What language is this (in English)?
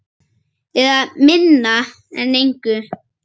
Icelandic